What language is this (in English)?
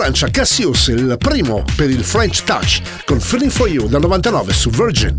Italian